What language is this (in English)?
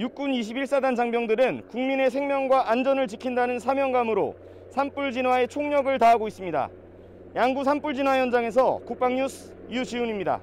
Korean